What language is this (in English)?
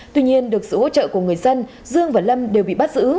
Vietnamese